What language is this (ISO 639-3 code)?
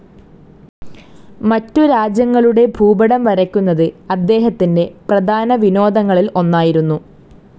mal